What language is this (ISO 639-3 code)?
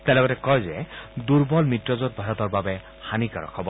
asm